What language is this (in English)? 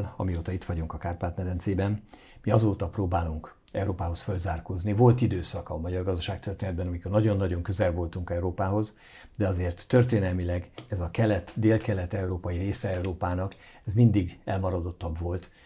Hungarian